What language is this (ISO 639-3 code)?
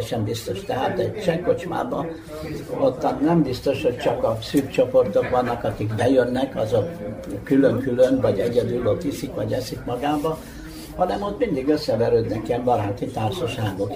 hun